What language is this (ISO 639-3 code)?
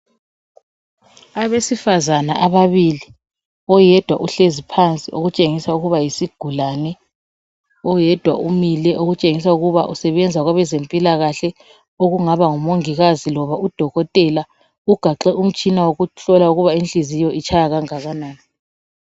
nde